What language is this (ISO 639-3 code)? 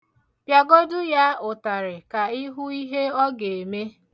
ibo